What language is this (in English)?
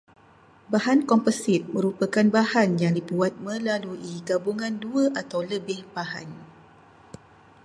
Malay